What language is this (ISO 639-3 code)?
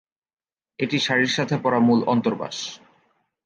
ben